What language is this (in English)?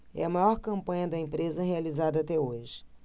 Portuguese